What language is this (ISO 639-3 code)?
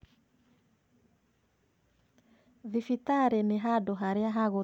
kik